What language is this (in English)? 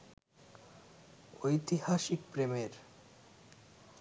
Bangla